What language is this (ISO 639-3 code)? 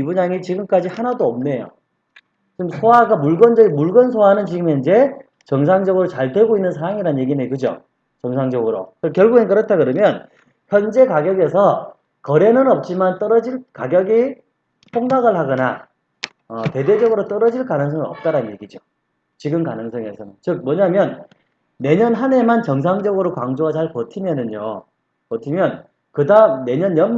kor